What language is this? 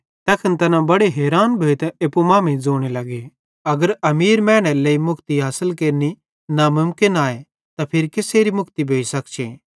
Bhadrawahi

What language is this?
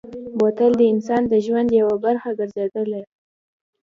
Pashto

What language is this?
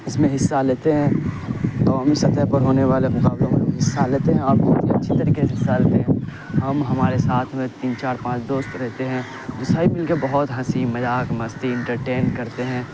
Urdu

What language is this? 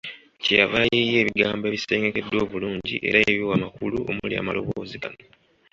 Ganda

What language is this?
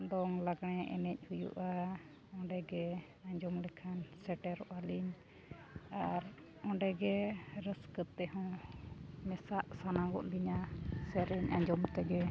Santali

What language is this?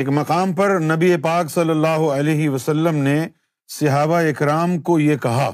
Urdu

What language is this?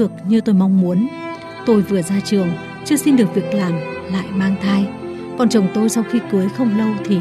Vietnamese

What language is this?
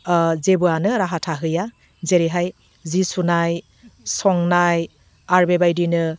Bodo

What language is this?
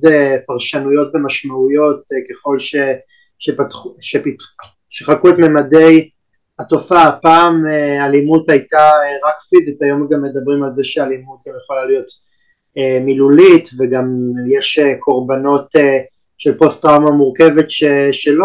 Hebrew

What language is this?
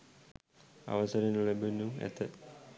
Sinhala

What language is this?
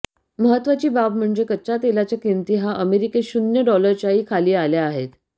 Marathi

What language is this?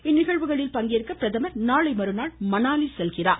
Tamil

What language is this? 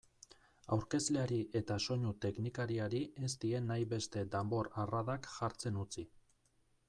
Basque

